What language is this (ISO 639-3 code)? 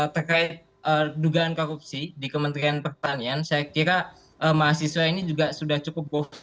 ind